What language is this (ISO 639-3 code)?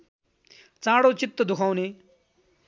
nep